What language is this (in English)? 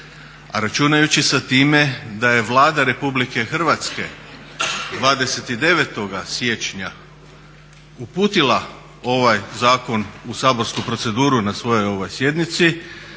Croatian